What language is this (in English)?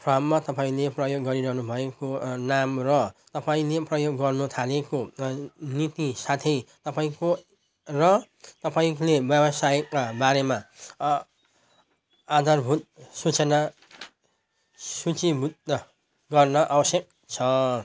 Nepali